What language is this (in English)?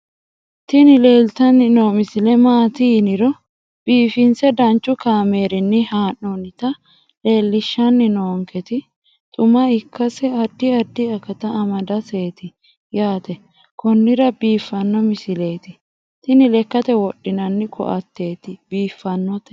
Sidamo